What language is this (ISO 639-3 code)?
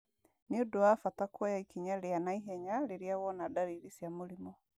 kik